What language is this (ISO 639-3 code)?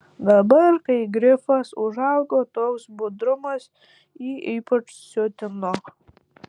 lit